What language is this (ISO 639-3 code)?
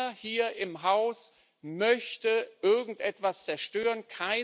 deu